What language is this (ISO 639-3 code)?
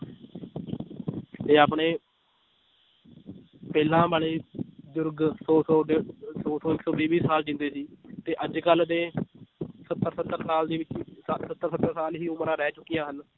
pan